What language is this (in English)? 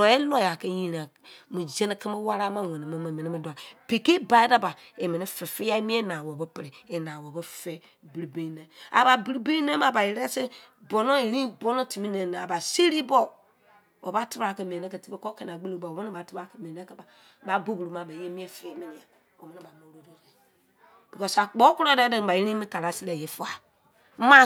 Izon